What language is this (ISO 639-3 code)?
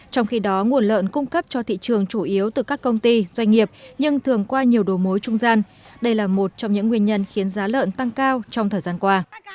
vie